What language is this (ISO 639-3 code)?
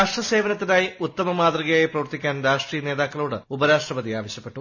mal